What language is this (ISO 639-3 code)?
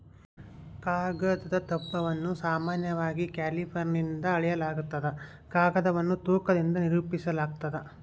kan